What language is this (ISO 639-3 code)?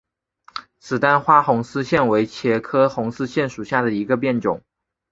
zho